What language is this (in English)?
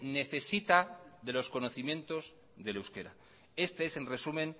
Spanish